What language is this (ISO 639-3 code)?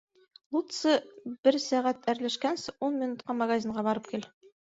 bak